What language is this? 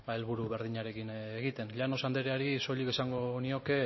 Basque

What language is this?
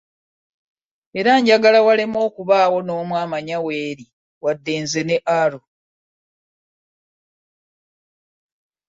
Ganda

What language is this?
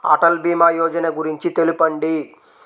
Telugu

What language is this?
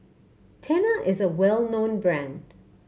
English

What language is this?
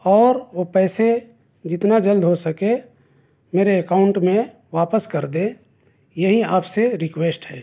Urdu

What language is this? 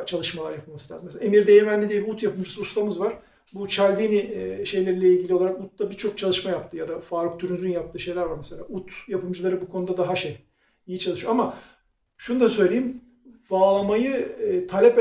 Turkish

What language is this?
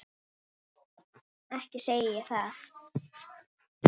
Icelandic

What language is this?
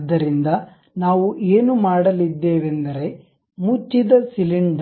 Kannada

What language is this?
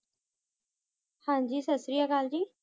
Punjabi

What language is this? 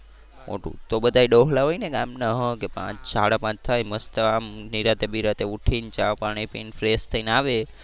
Gujarati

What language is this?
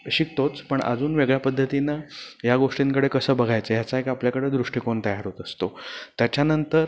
Marathi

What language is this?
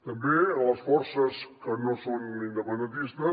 Catalan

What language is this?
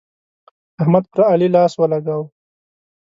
Pashto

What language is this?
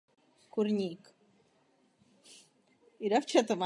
Czech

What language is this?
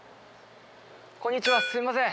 Japanese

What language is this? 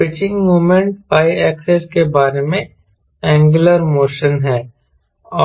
Hindi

